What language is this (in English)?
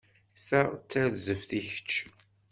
Kabyle